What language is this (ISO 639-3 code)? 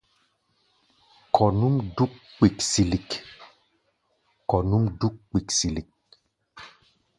gba